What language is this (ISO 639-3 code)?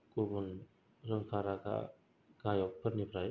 brx